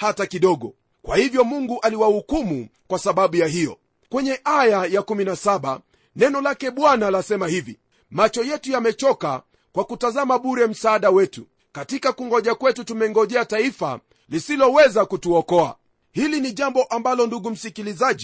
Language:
Swahili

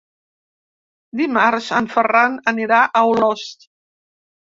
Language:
Catalan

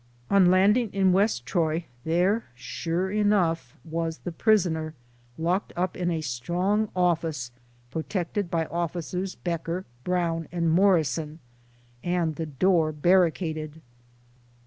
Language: English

